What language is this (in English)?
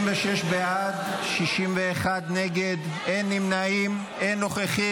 Hebrew